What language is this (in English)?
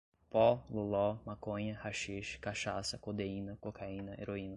Portuguese